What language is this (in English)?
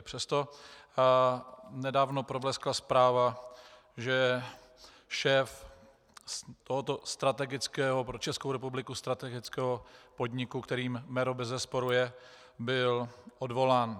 Czech